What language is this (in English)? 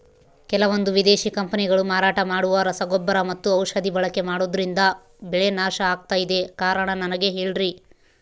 Kannada